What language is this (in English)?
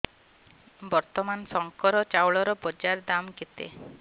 Odia